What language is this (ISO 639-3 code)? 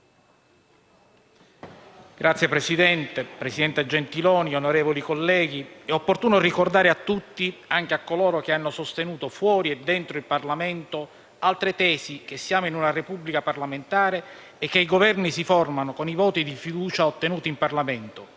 ita